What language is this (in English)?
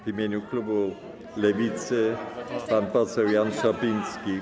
Polish